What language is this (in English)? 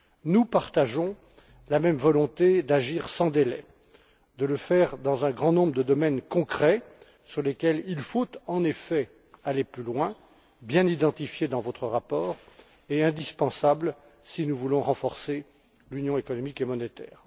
French